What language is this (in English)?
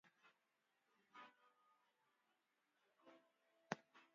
Central Kurdish